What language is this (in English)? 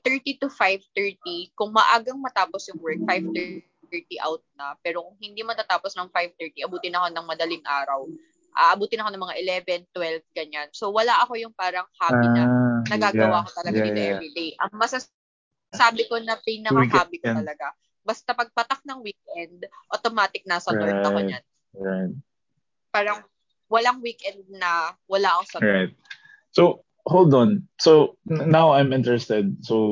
Filipino